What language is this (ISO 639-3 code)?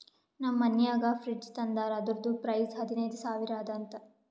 kan